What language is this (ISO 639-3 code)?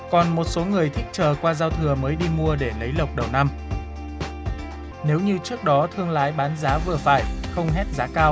vie